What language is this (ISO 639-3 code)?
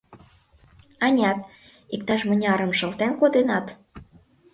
chm